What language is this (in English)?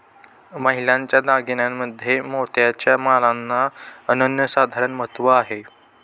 Marathi